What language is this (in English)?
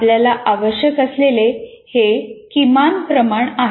Marathi